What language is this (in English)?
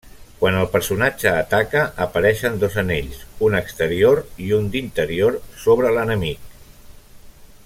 Catalan